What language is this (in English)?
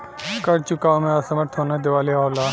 Bhojpuri